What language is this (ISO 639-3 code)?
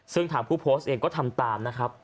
tha